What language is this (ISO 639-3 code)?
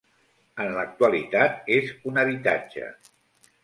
cat